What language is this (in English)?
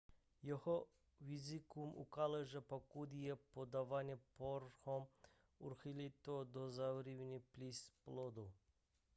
Czech